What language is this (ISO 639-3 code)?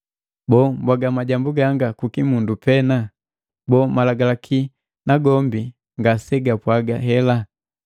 mgv